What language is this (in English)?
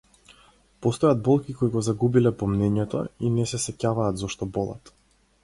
Macedonian